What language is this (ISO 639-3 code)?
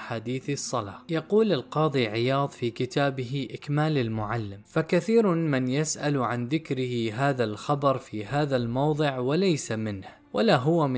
ara